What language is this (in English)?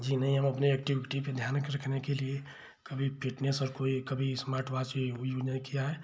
Hindi